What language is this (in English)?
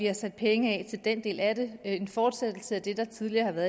Danish